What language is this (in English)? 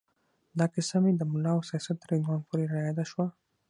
Pashto